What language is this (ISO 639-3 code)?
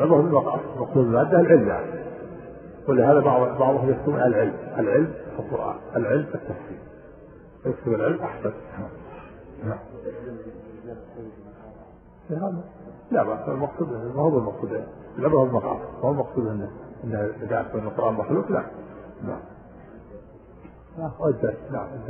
ara